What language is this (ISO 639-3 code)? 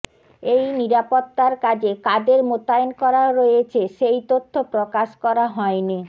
ben